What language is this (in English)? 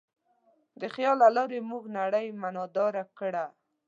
Pashto